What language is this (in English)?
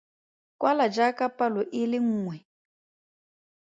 Tswana